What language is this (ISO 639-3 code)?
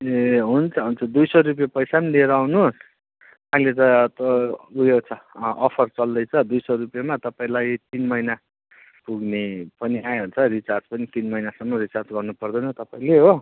nep